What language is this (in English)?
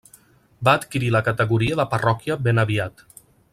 Catalan